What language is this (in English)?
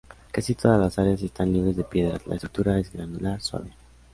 Spanish